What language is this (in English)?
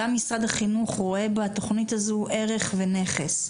Hebrew